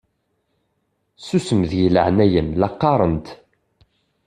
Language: Kabyle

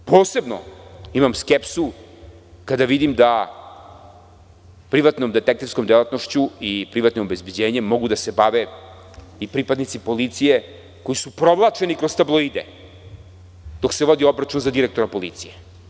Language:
Serbian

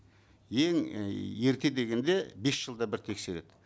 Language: Kazakh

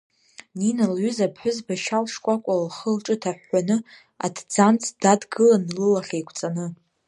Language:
Abkhazian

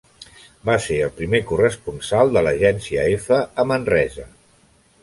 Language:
Catalan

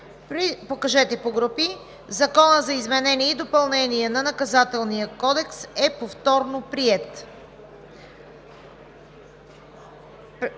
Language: Bulgarian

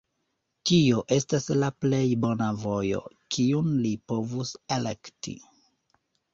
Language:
Esperanto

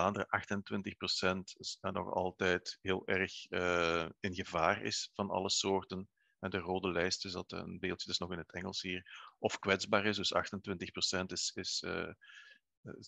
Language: Dutch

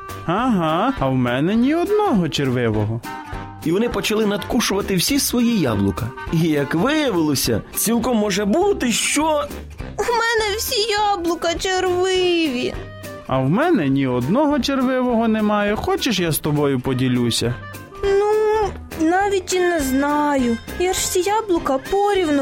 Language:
Ukrainian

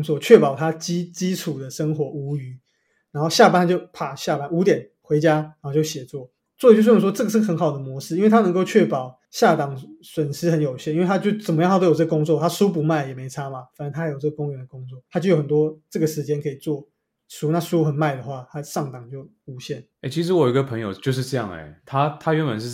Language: Chinese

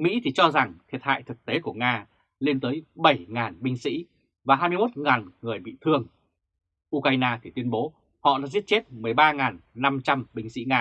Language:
Vietnamese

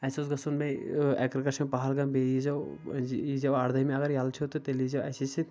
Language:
Kashmiri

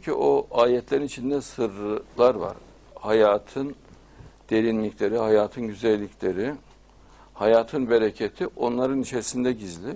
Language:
Turkish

